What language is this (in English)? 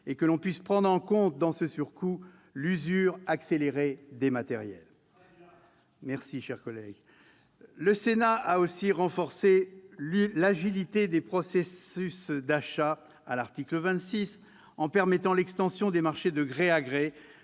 French